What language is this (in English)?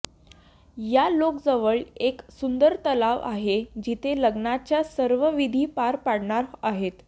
Marathi